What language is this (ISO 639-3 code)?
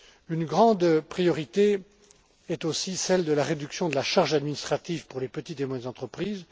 fra